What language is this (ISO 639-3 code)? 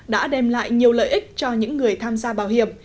vie